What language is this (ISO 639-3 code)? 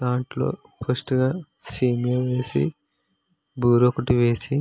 tel